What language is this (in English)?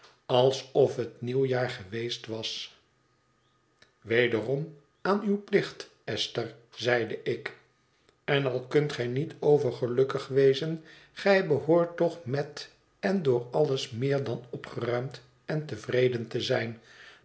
Dutch